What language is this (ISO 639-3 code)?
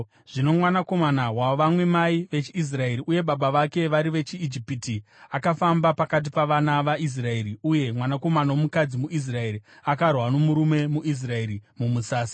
sna